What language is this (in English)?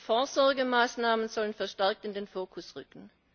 German